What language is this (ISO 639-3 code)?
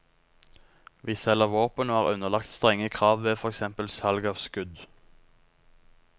nor